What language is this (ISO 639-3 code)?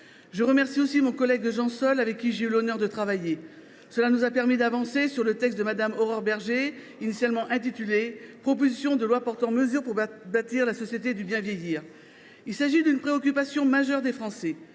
fra